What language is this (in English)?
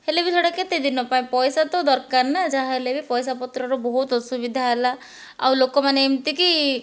Odia